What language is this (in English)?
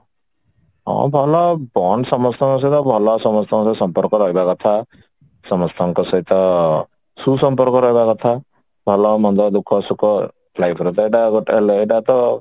Odia